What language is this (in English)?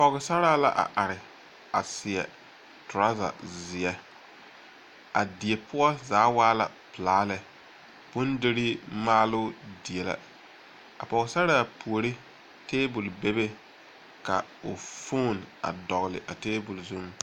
Southern Dagaare